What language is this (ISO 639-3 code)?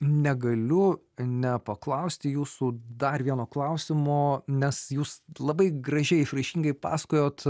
lit